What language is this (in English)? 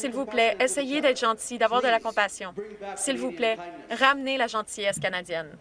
French